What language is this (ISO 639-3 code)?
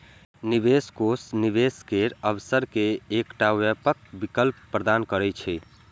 mai